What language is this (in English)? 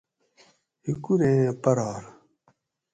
Gawri